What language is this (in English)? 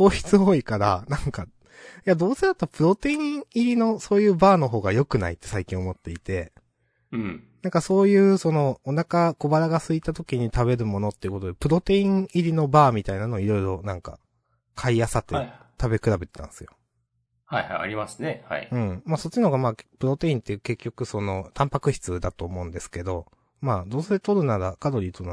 Japanese